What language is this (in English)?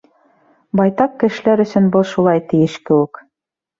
Bashkir